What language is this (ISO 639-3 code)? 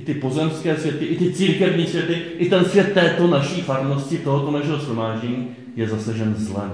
ces